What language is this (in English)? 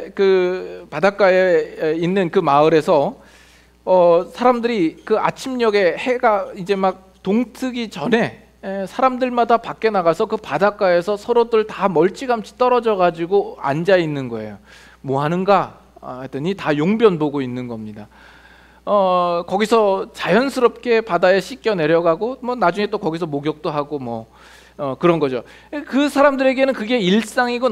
Korean